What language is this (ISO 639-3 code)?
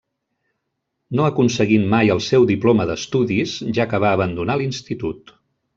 cat